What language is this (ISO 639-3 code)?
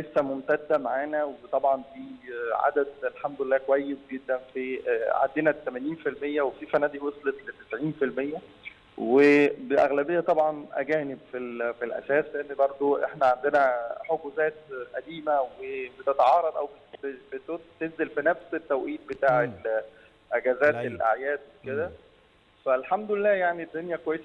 ara